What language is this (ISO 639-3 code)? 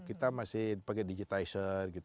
ind